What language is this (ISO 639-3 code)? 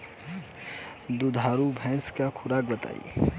bho